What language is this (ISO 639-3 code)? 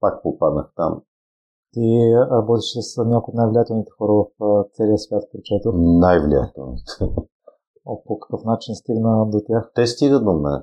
bul